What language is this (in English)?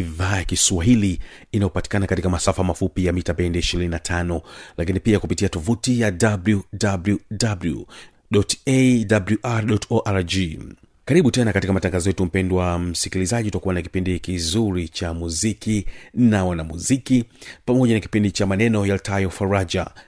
Swahili